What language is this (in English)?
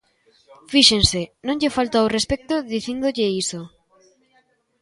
Galician